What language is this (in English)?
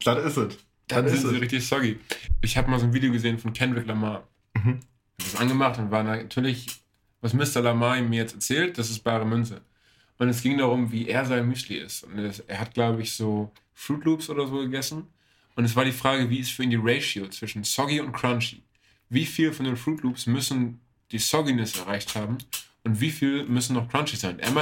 German